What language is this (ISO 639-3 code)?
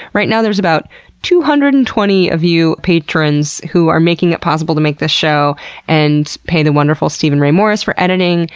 eng